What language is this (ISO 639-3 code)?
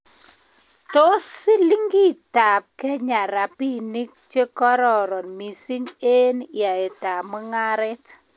kln